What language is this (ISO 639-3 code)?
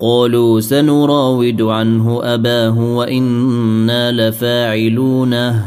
ara